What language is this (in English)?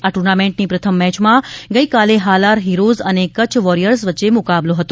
Gujarati